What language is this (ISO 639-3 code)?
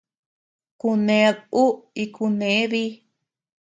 cux